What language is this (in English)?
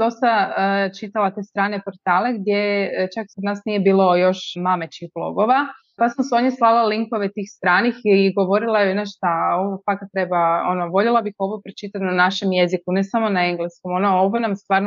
Croatian